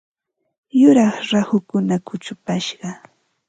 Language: Ambo-Pasco Quechua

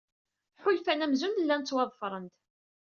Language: Kabyle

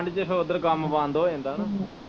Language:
Punjabi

